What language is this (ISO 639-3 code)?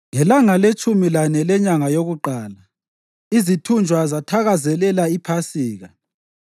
nde